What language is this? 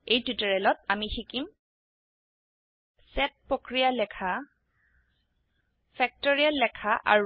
Assamese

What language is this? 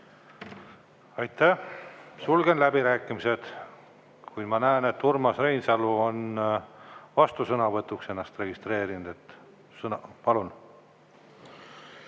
Estonian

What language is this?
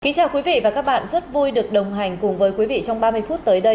Vietnamese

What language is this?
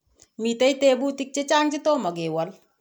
Kalenjin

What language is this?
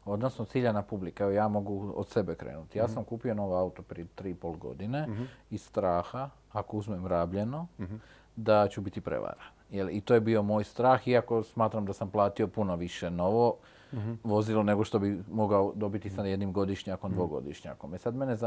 Croatian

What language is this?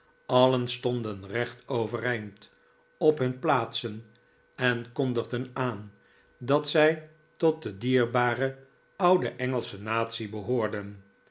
Dutch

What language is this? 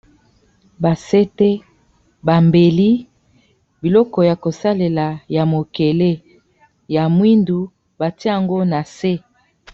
Lingala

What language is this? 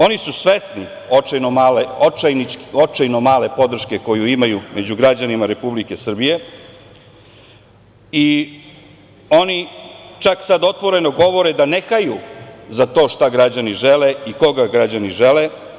Serbian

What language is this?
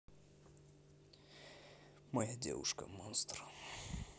Russian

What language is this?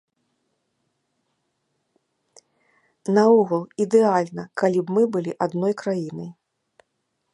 Belarusian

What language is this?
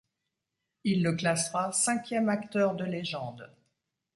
French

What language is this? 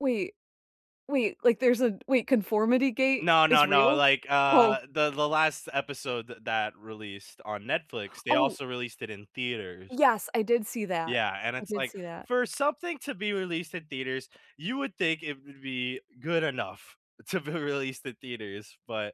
English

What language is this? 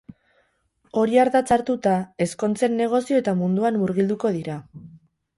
Basque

